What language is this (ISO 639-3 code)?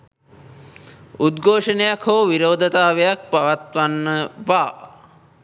sin